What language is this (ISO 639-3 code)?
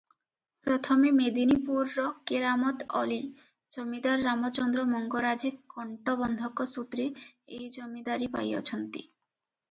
ori